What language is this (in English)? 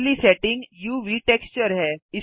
Hindi